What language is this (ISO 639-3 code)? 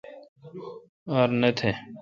xka